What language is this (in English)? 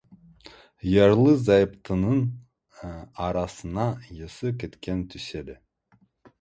Kazakh